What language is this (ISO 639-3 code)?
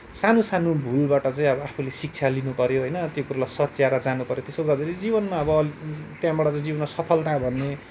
nep